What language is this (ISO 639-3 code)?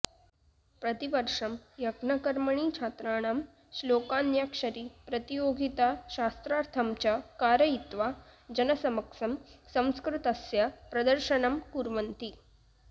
san